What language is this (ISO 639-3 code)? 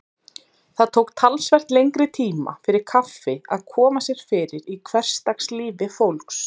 isl